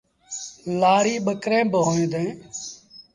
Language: Sindhi Bhil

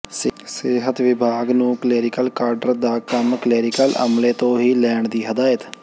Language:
Punjabi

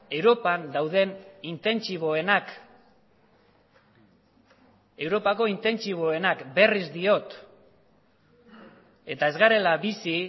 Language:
Basque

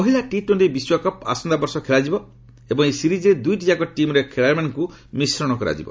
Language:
Odia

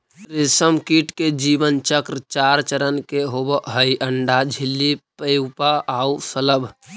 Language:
Magahi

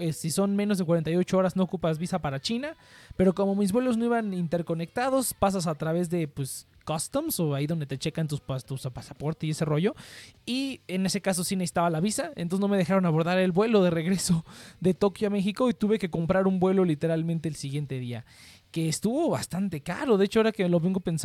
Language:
Spanish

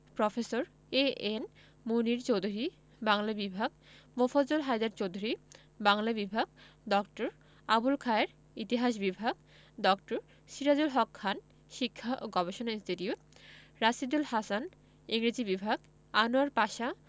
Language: Bangla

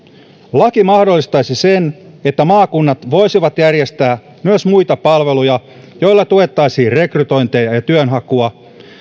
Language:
Finnish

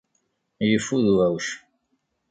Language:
Kabyle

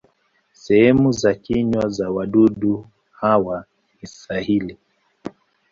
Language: Swahili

